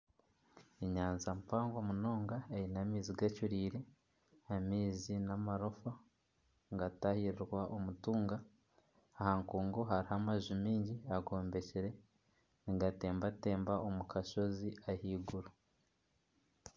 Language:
Nyankole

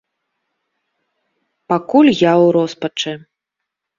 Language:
Belarusian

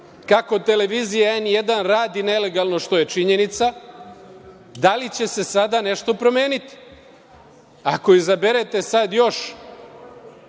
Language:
Serbian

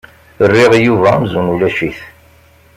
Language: Kabyle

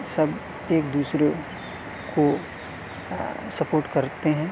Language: Urdu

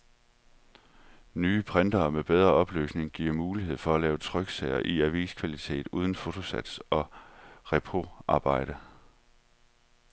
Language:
Danish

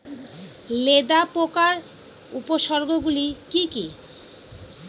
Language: Bangla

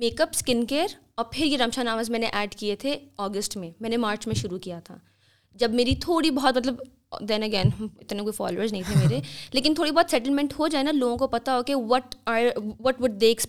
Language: Urdu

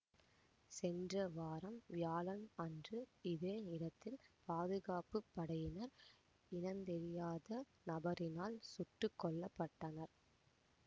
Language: Tamil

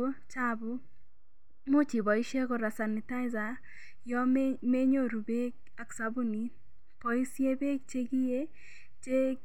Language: Kalenjin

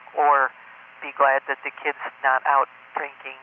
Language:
English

